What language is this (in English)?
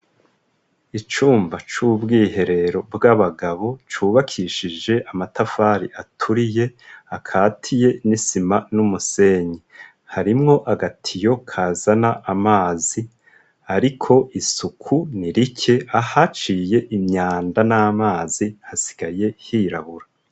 Rundi